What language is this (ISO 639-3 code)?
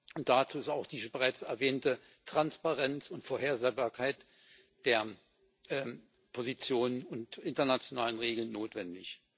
deu